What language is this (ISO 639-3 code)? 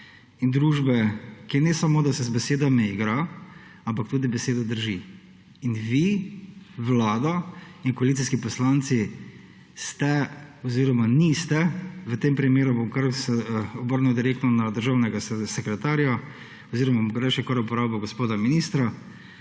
slv